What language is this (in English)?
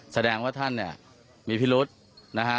Thai